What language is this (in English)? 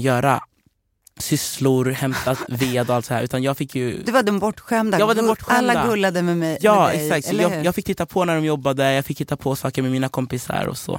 Swedish